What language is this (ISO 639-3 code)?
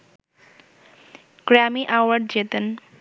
ben